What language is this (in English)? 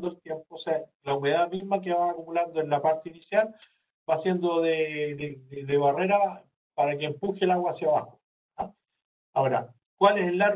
Spanish